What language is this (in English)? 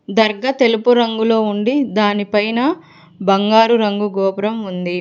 Telugu